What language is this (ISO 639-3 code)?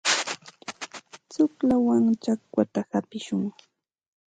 qxt